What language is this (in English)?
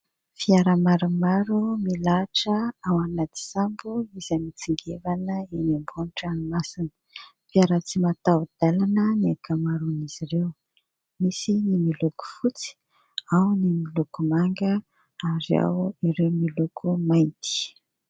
Malagasy